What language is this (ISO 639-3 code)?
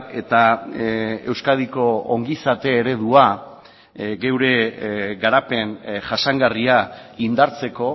eus